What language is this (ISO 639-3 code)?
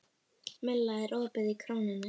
isl